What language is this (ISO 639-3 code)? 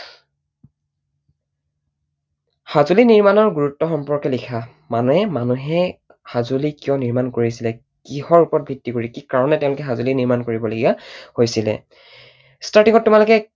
asm